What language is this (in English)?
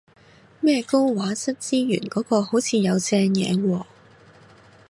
Cantonese